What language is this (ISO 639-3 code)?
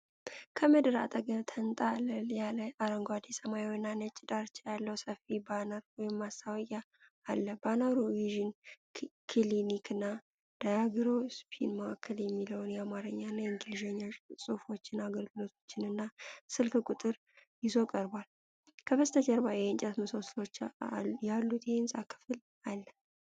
amh